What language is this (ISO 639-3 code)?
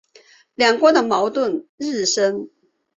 zho